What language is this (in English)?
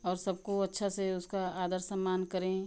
Hindi